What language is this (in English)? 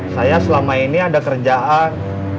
Indonesian